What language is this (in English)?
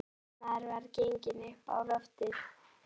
Icelandic